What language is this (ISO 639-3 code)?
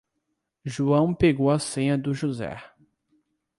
por